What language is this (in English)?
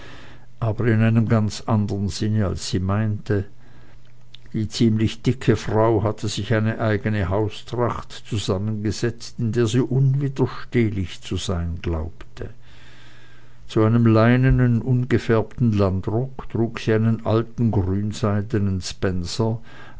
German